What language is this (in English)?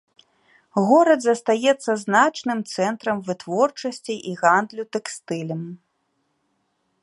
Belarusian